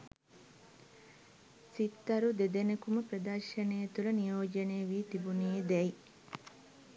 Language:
Sinhala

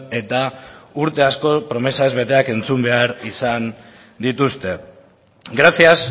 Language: Basque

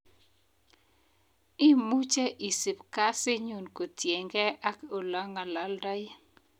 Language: Kalenjin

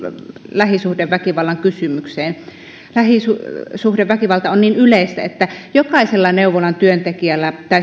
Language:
Finnish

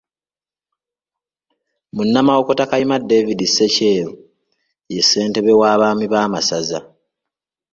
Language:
Ganda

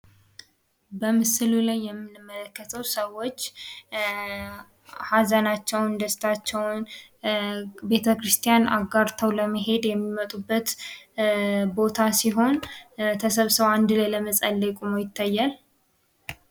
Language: Amharic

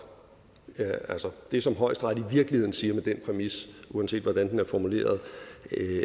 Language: Danish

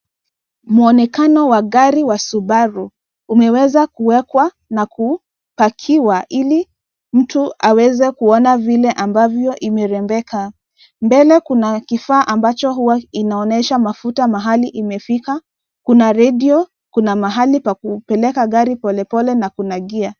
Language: Swahili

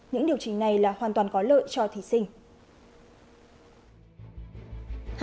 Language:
Vietnamese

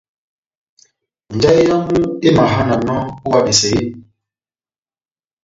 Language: Batanga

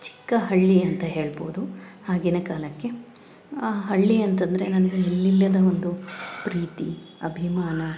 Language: Kannada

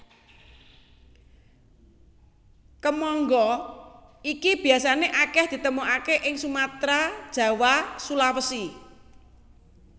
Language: Javanese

